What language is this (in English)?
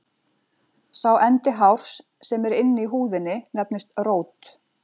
Icelandic